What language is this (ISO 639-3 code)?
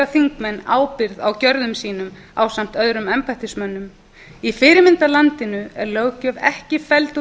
isl